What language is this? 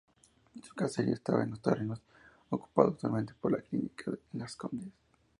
Spanish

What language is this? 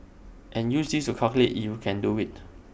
English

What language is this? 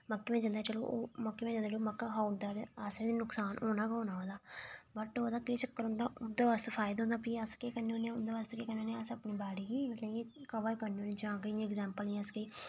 Dogri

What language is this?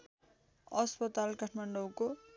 Nepali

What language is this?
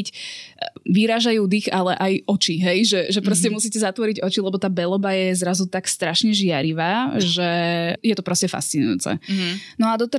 Slovak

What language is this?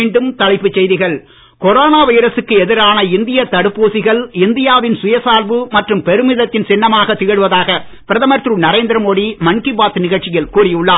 Tamil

